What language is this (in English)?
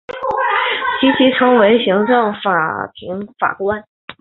Chinese